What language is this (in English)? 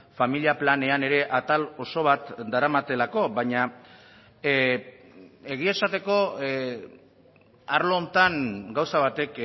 Basque